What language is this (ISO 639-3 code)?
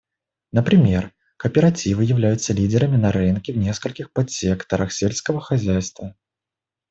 rus